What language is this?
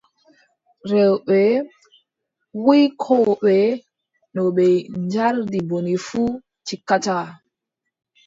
Adamawa Fulfulde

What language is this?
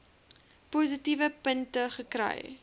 Afrikaans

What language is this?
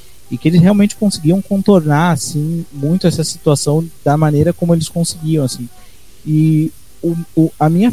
Portuguese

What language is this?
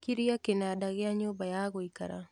Kikuyu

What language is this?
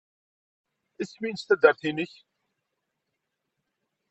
Kabyle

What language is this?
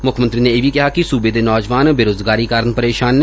Punjabi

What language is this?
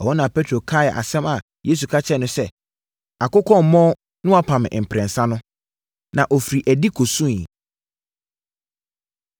Akan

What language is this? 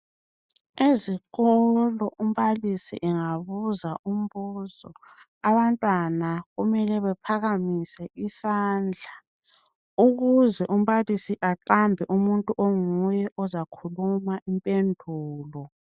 North Ndebele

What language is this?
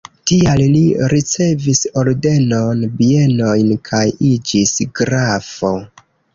Esperanto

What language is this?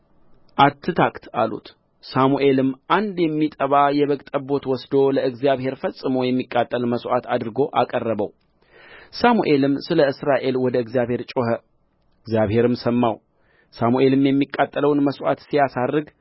Amharic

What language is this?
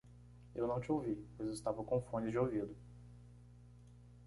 Portuguese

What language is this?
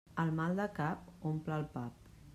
Catalan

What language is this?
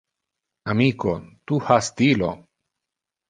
Interlingua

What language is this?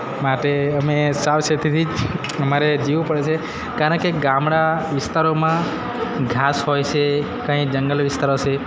Gujarati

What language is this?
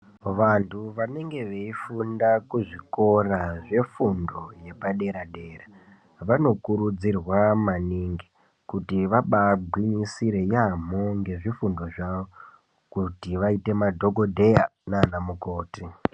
Ndau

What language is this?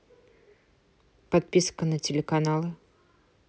Russian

